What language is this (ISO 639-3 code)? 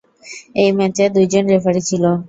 ben